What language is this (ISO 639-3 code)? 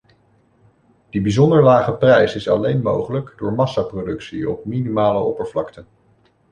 nld